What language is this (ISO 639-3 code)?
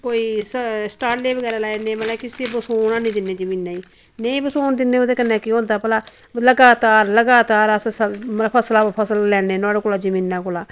doi